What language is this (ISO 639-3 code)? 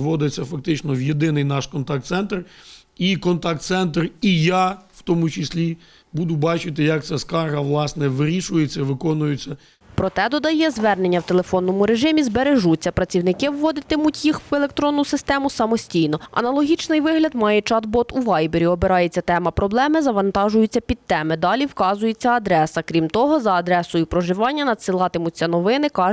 ukr